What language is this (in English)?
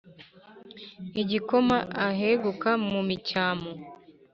Kinyarwanda